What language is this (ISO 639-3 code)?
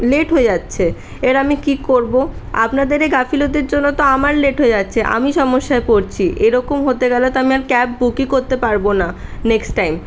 ben